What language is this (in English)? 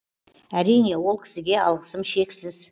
Kazakh